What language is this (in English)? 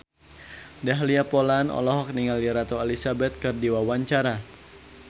Sundanese